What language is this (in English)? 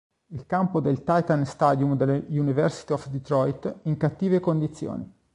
Italian